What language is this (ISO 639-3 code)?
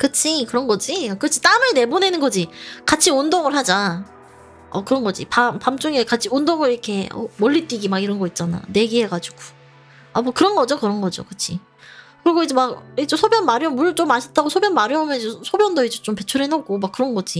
kor